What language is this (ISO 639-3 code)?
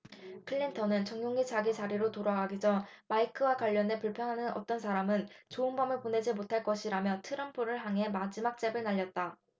kor